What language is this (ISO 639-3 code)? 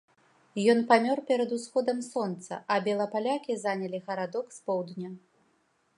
bel